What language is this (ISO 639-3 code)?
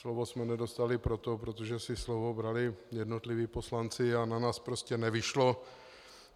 ces